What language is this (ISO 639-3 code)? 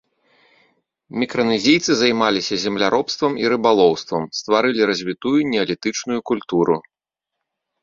bel